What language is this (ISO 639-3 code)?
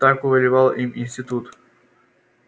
rus